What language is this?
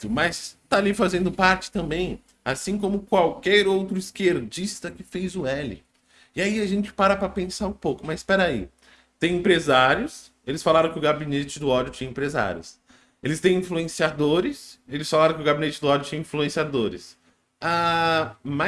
Portuguese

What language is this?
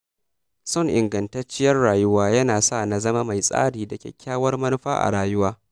Hausa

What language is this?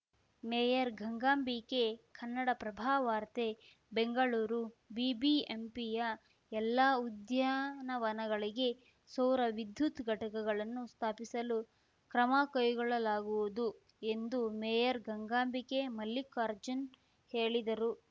Kannada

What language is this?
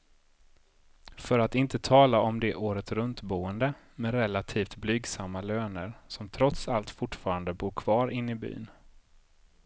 Swedish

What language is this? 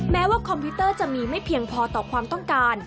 Thai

